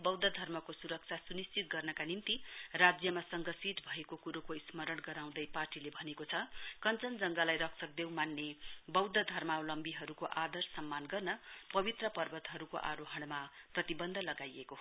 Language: Nepali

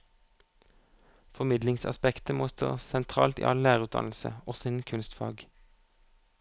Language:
Norwegian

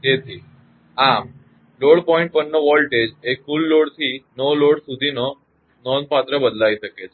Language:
Gujarati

